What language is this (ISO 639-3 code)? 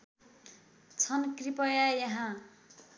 nep